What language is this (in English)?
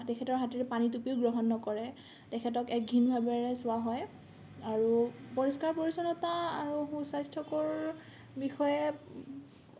Assamese